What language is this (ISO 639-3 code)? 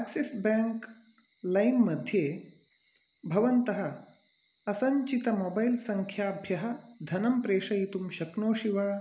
san